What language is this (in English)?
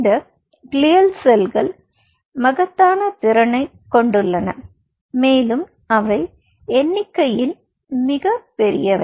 Tamil